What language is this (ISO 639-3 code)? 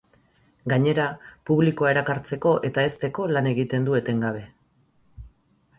eus